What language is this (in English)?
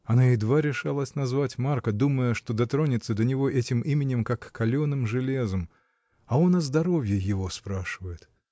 Russian